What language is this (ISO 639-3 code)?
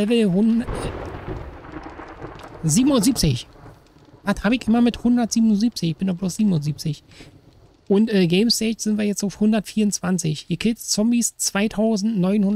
deu